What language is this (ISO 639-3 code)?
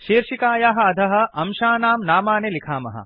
san